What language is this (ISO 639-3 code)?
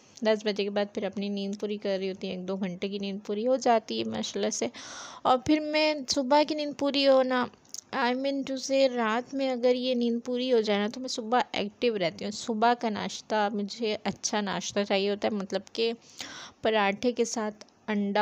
hin